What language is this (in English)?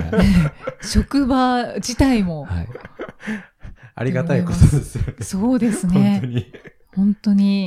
Japanese